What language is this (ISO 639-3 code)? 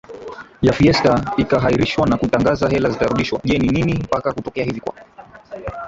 swa